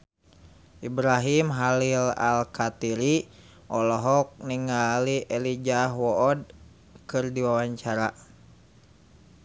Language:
Sundanese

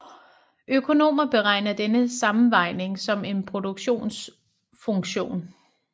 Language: Danish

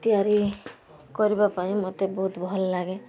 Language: Odia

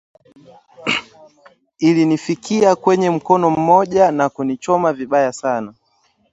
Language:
Swahili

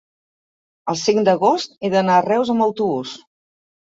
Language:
Catalan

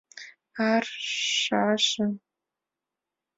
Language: Mari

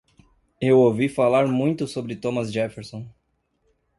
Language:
Portuguese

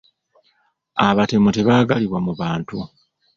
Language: Ganda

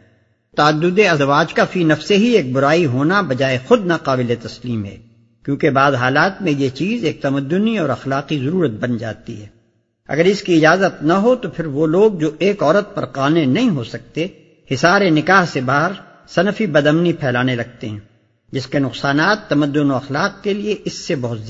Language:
Urdu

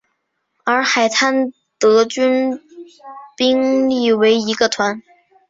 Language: Chinese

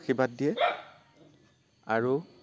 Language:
Assamese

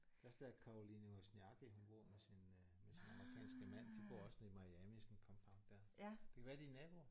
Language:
Danish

